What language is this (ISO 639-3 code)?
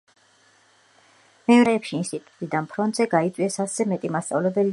kat